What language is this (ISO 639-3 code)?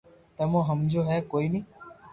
lrk